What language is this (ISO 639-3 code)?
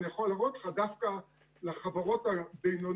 heb